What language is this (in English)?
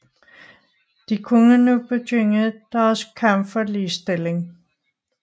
Danish